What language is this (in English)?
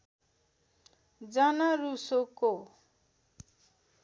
Nepali